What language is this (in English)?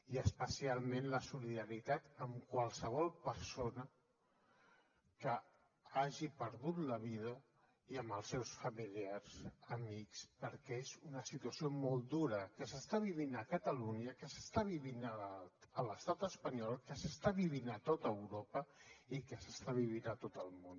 Catalan